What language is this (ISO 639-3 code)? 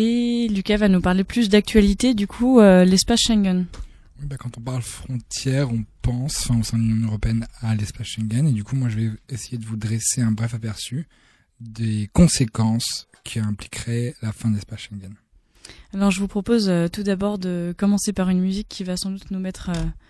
fra